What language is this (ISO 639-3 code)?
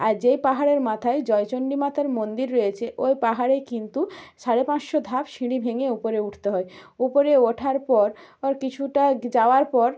ben